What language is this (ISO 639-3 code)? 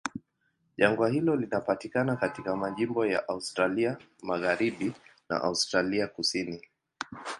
swa